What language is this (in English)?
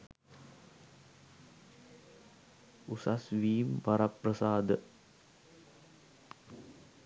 Sinhala